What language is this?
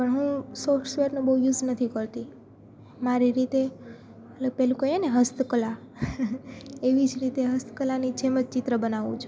Gujarati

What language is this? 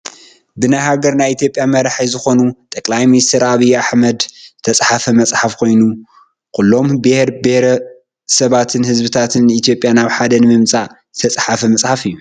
Tigrinya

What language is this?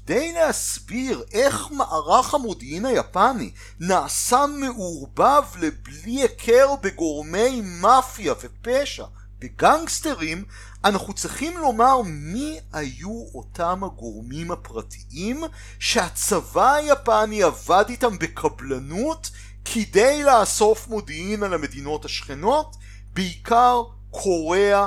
Hebrew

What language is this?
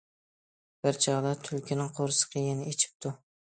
Uyghur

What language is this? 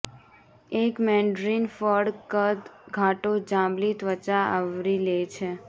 Gujarati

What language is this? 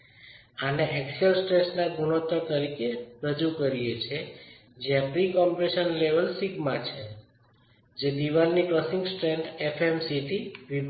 Gujarati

